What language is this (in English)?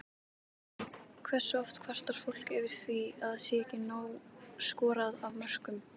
Icelandic